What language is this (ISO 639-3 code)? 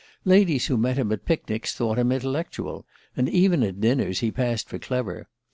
eng